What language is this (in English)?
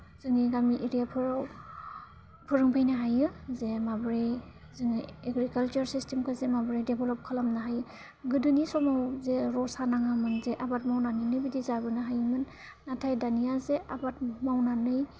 Bodo